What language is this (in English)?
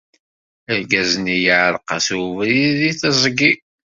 Kabyle